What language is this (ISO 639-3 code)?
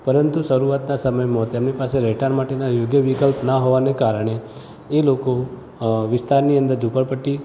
guj